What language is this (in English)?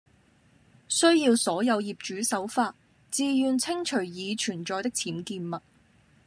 Cantonese